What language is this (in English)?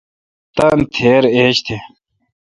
Kalkoti